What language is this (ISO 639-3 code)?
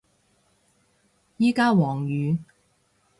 yue